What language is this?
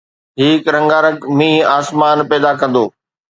Sindhi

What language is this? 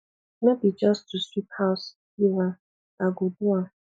Nigerian Pidgin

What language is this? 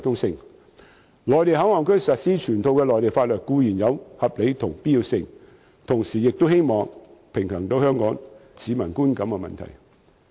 Cantonese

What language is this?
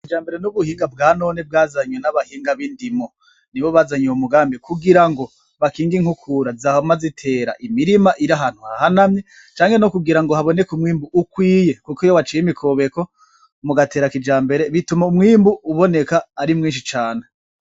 Rundi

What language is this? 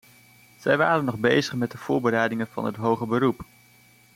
Dutch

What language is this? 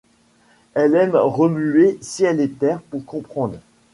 French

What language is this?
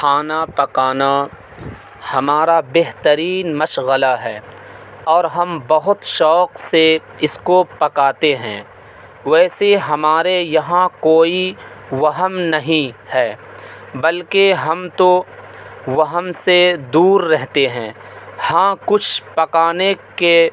Urdu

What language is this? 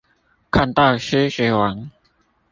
Chinese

